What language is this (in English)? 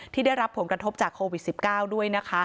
Thai